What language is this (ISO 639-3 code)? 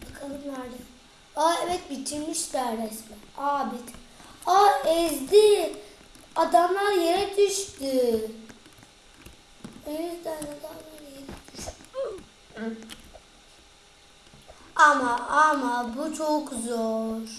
tur